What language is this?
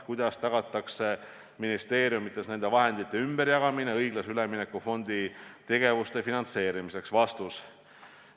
Estonian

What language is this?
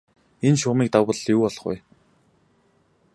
Mongolian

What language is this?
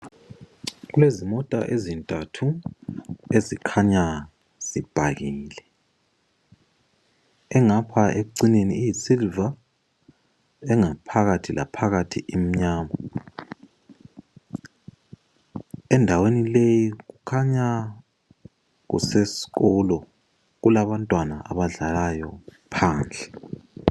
North Ndebele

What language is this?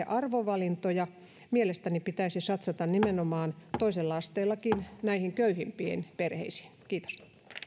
Finnish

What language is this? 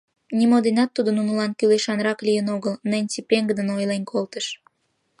Mari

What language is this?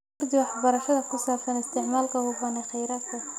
Somali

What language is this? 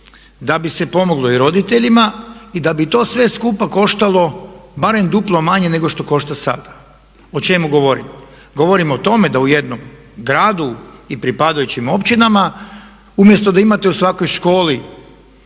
Croatian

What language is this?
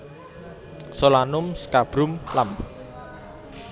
Javanese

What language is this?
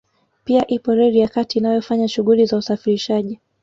Swahili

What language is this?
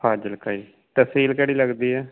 Punjabi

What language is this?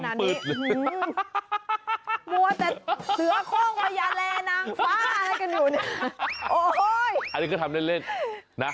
Thai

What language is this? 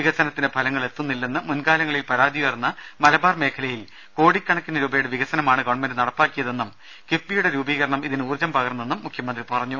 Malayalam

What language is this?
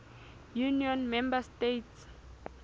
Southern Sotho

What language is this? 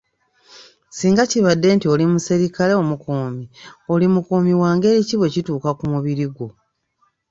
Ganda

